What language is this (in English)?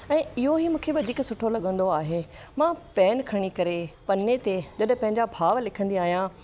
Sindhi